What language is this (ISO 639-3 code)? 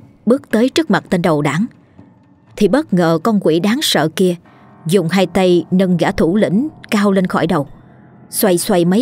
vie